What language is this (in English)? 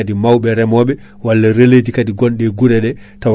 Fula